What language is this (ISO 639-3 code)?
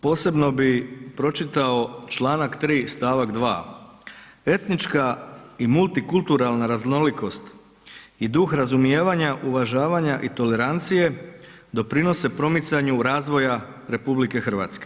hrv